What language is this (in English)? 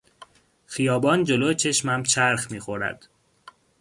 Persian